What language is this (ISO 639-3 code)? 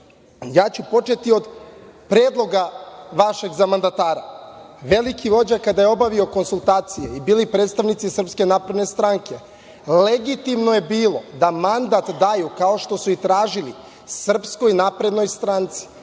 srp